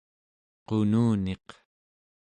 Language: Central Yupik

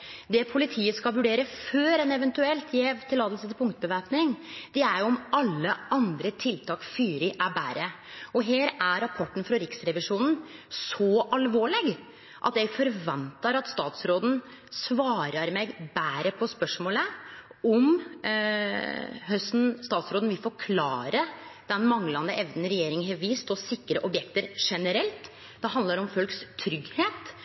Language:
Norwegian Nynorsk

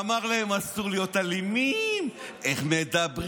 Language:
Hebrew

